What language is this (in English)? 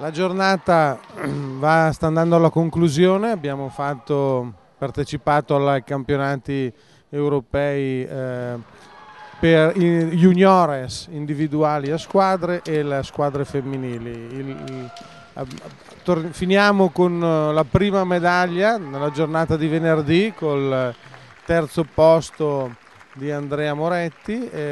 Italian